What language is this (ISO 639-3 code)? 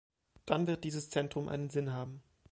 deu